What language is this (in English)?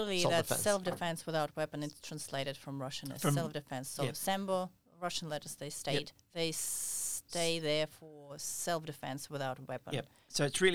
English